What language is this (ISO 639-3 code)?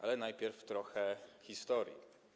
pol